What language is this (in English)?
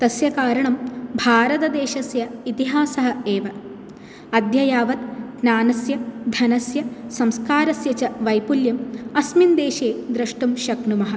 Sanskrit